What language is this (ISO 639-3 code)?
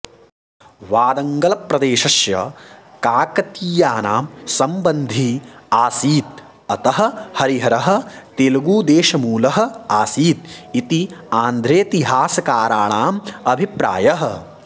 san